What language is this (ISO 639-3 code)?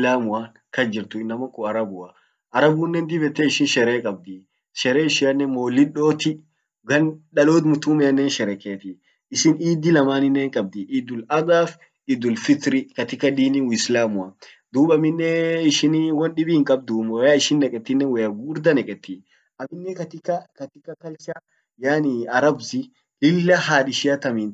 orc